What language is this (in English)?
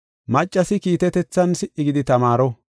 Gofa